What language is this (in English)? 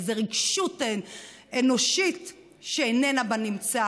Hebrew